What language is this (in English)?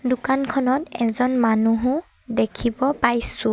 Assamese